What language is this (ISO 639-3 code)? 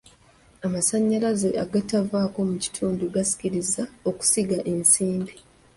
lug